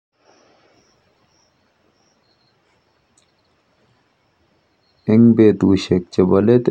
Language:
Kalenjin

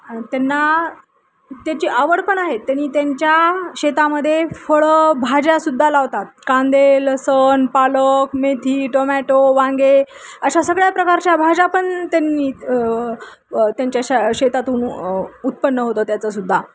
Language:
Marathi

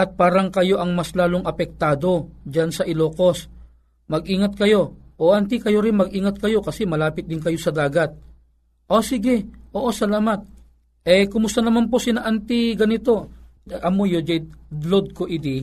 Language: Filipino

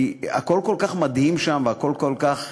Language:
Hebrew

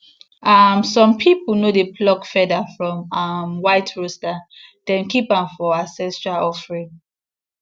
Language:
Nigerian Pidgin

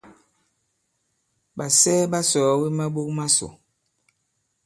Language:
Bankon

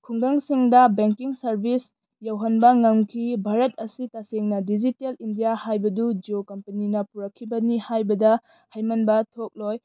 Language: Manipuri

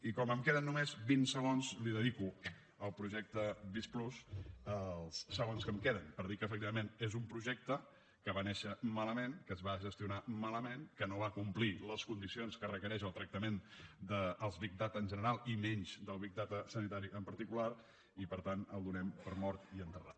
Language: Catalan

